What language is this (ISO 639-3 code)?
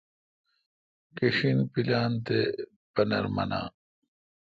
xka